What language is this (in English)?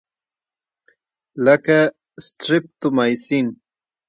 Pashto